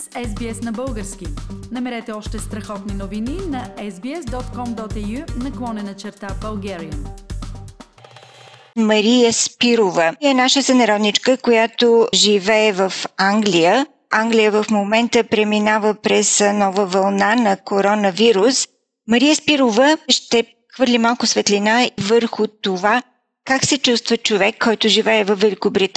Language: Bulgarian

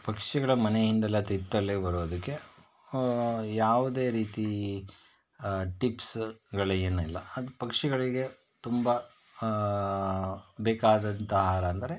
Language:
Kannada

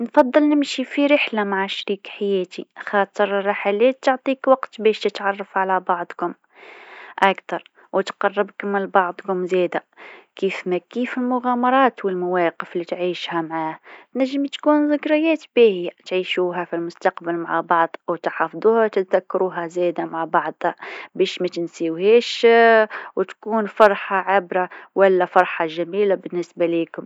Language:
Tunisian Arabic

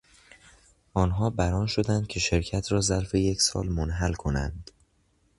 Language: Persian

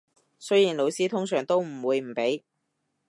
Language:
Cantonese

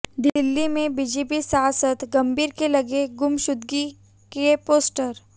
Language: Hindi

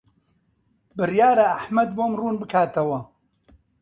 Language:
Central Kurdish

